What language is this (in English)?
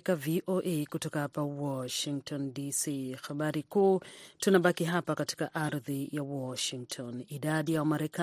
Swahili